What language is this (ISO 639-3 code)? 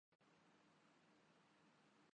urd